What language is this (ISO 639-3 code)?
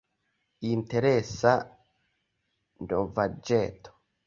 epo